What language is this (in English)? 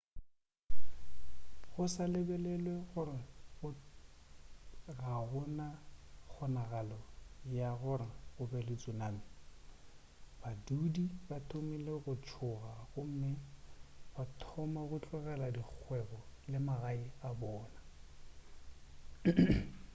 Northern Sotho